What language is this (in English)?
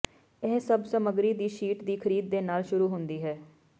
Punjabi